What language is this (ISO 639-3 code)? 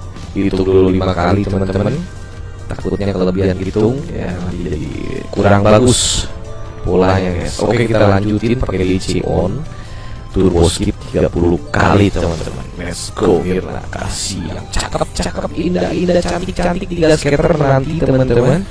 ind